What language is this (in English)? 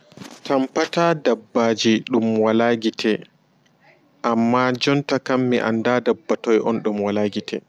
Fula